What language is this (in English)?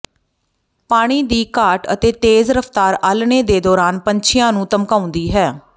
Punjabi